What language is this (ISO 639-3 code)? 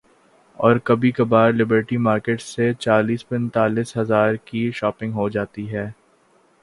urd